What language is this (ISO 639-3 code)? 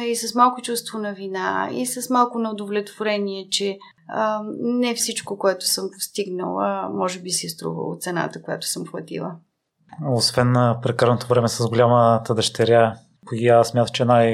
bul